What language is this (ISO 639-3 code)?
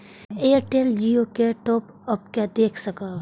mai